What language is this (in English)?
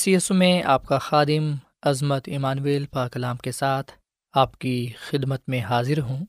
Urdu